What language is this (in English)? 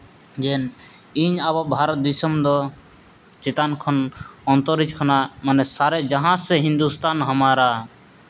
Santali